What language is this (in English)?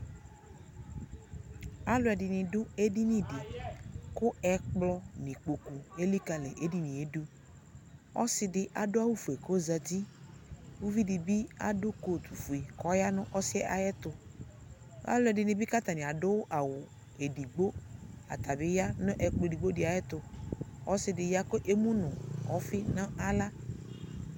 Ikposo